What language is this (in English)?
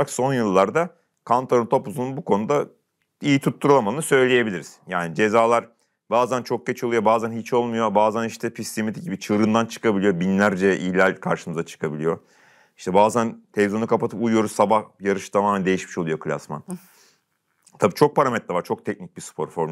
Turkish